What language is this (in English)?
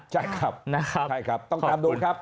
Thai